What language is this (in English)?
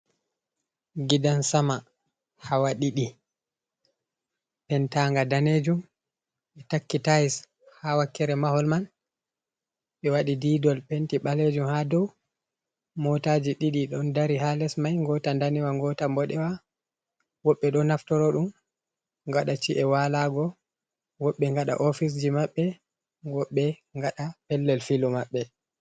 Fula